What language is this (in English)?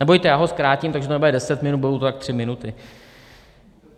Czech